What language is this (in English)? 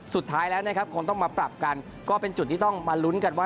Thai